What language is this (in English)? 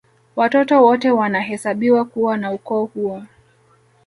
Swahili